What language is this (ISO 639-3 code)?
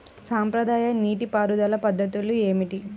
tel